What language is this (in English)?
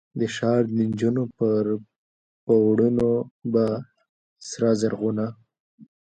Pashto